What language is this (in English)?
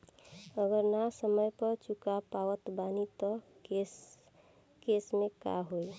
Bhojpuri